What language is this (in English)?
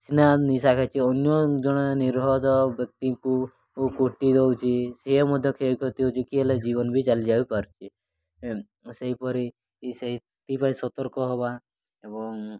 Odia